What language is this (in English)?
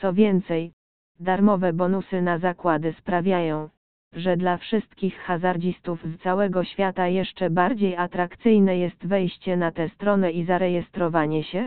Polish